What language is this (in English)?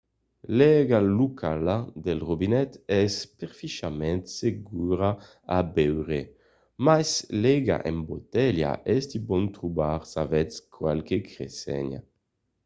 Occitan